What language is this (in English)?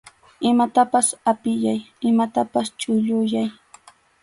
Arequipa-La Unión Quechua